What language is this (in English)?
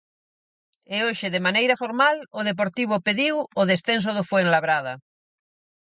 Galician